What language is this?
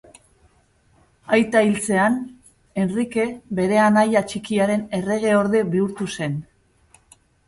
Basque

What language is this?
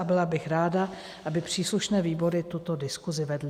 Czech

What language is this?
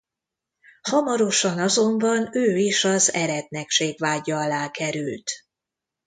Hungarian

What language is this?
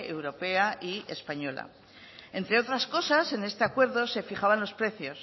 Spanish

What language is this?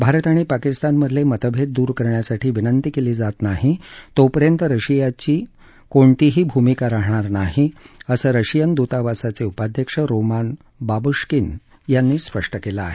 Marathi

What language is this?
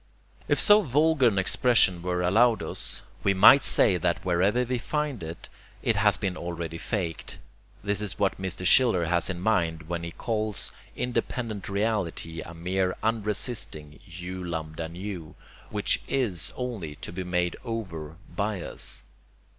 English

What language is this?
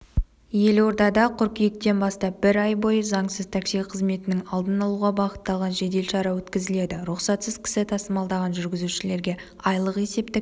Kazakh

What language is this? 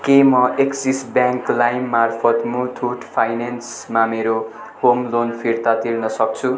Nepali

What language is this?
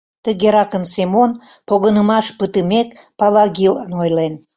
Mari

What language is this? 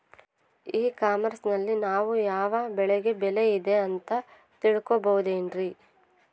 Kannada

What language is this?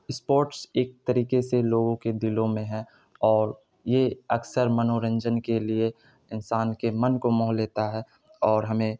Urdu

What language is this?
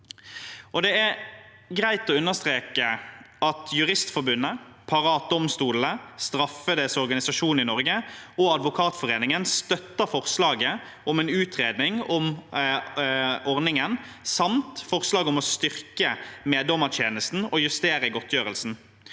Norwegian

